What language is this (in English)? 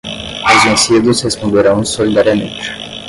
Portuguese